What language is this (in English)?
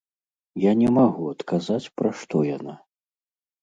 Belarusian